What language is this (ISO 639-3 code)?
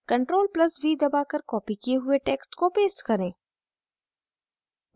hin